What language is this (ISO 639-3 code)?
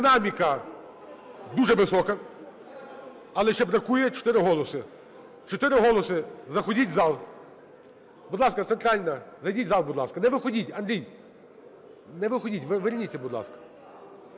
ukr